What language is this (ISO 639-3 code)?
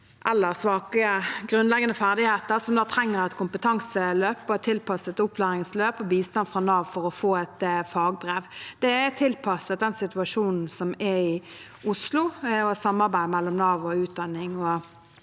nor